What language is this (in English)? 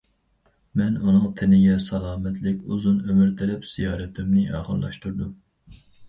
Uyghur